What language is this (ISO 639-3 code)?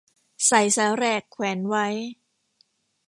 tha